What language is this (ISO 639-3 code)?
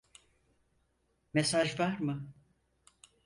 tur